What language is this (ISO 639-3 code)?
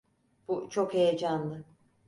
tur